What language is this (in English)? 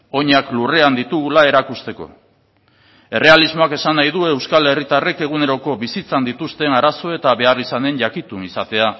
Basque